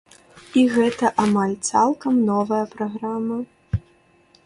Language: Belarusian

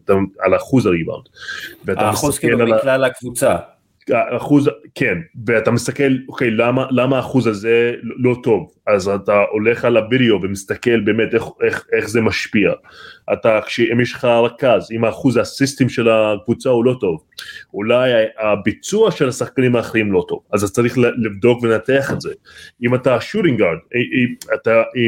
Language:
Hebrew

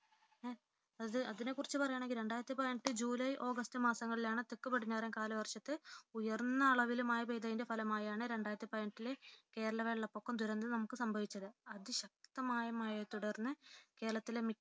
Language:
Malayalam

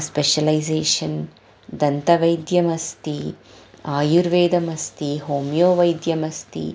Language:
Sanskrit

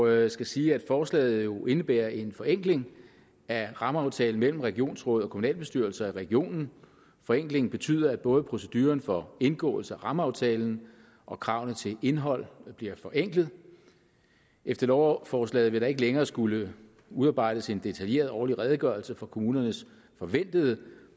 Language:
Danish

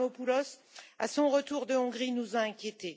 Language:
French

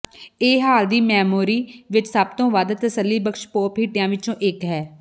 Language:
Punjabi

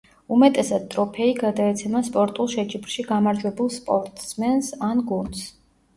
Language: Georgian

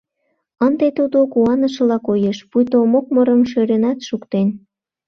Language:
Mari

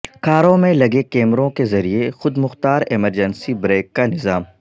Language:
Urdu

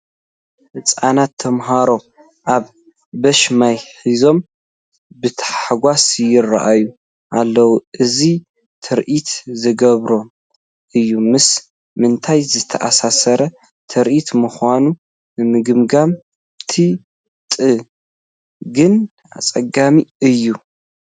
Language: Tigrinya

